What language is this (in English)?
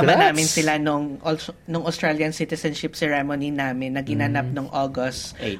Filipino